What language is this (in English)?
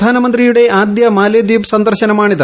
Malayalam